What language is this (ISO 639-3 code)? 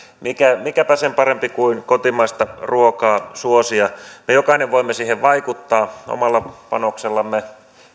fin